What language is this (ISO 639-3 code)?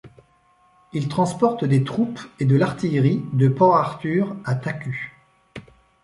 fra